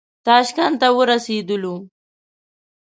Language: Pashto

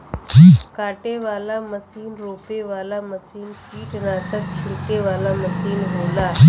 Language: Bhojpuri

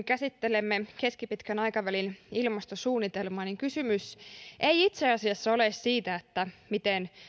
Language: Finnish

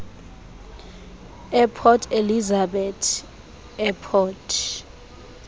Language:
Xhosa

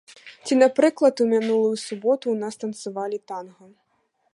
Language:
Belarusian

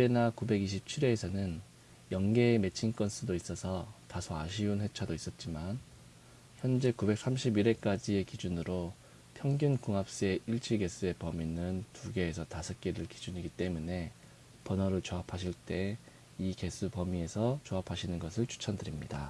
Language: Korean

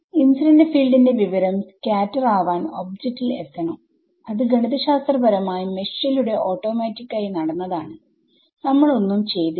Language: Malayalam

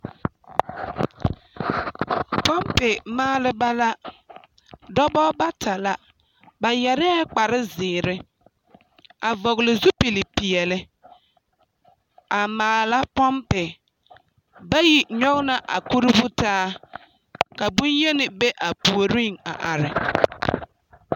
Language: Southern Dagaare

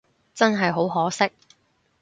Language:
Cantonese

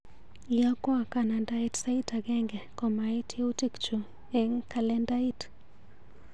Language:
Kalenjin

